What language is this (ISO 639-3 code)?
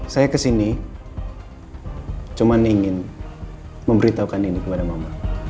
ind